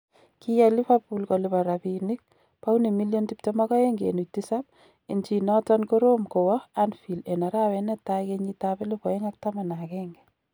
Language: Kalenjin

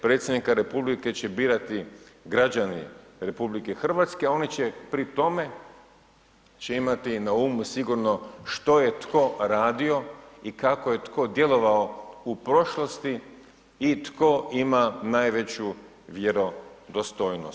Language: Croatian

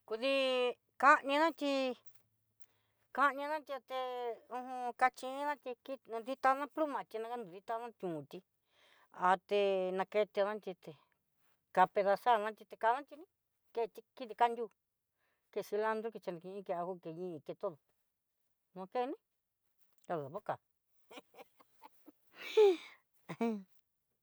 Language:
Southeastern Nochixtlán Mixtec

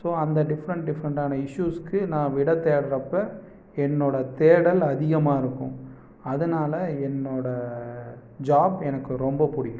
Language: Tamil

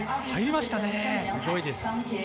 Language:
Japanese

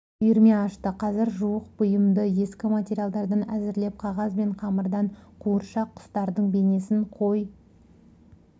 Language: Kazakh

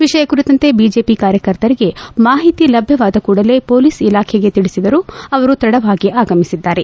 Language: Kannada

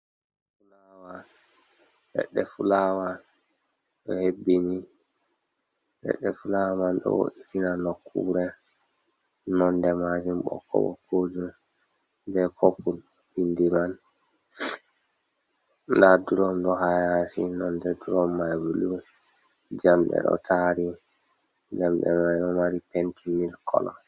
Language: Fula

